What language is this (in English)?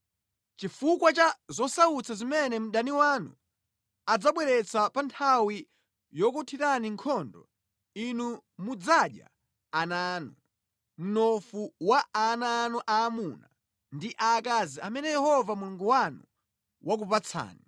Nyanja